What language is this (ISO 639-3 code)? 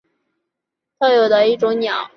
zho